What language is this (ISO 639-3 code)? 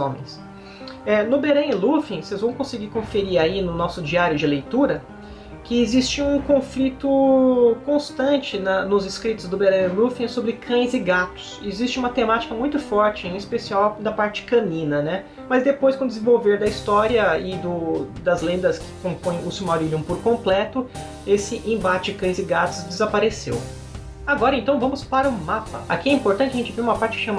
por